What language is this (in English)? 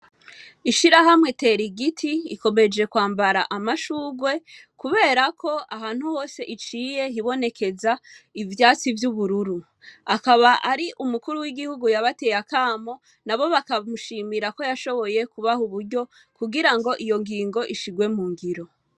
Rundi